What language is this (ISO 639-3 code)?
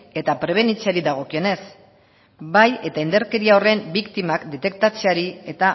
eus